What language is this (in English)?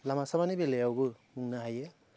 Bodo